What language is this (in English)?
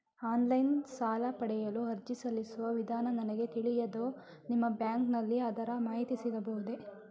Kannada